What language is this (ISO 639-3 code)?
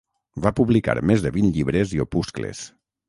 cat